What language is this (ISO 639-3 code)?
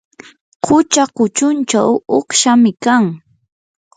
qur